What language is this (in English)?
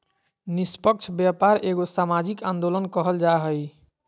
Magahi